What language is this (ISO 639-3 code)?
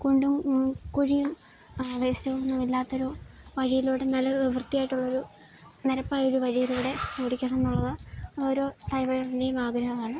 mal